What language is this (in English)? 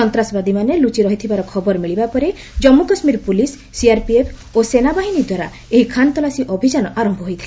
Odia